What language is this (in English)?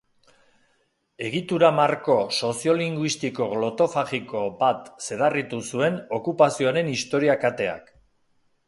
Basque